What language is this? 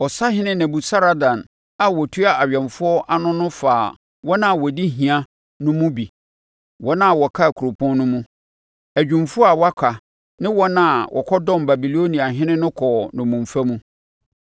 Akan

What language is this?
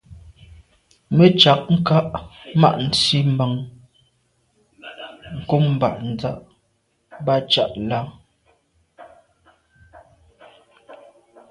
Medumba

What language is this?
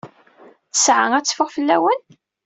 Kabyle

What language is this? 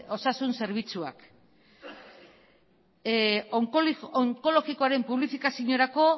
Basque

